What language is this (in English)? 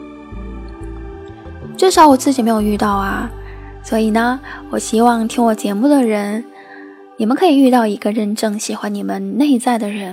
Chinese